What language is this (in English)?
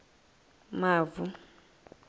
Venda